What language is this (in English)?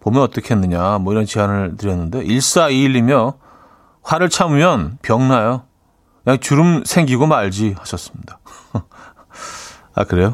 Korean